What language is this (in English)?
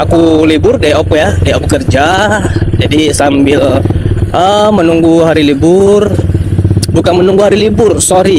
Indonesian